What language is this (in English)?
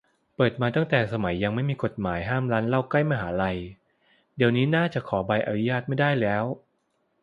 Thai